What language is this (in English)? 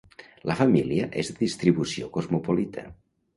Catalan